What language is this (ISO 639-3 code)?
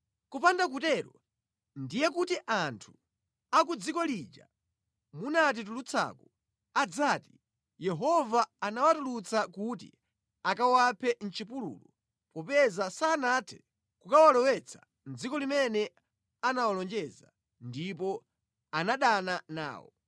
nya